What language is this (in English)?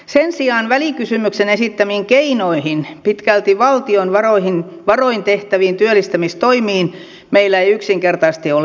Finnish